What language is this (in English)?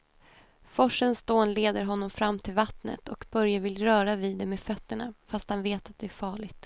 Swedish